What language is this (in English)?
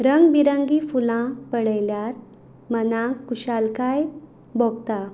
Konkani